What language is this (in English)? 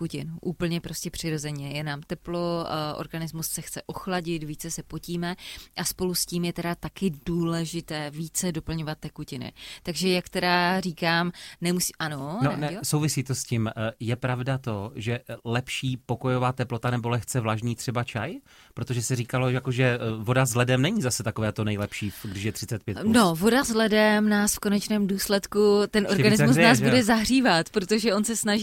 Czech